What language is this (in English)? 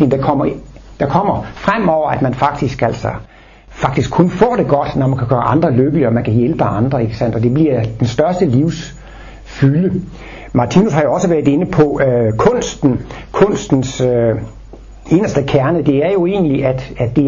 Danish